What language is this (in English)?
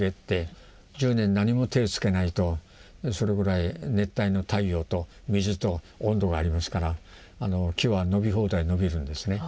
Japanese